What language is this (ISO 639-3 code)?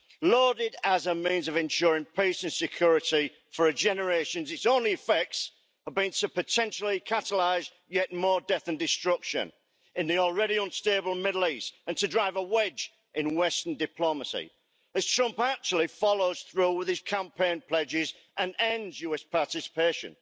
eng